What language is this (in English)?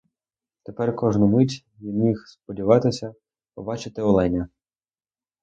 Ukrainian